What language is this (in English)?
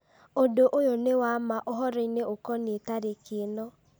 Kikuyu